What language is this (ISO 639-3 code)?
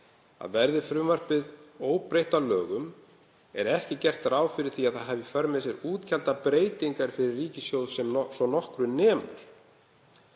isl